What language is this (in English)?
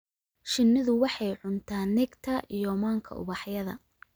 Somali